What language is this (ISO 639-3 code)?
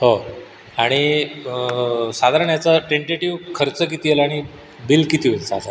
mar